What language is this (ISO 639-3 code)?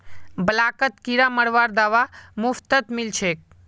mag